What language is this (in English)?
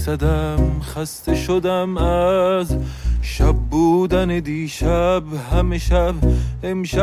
Persian